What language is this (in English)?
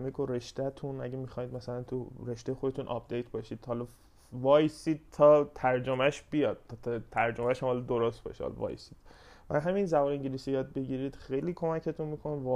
Persian